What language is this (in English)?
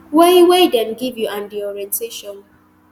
Nigerian Pidgin